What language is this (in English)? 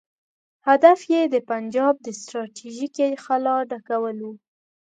Pashto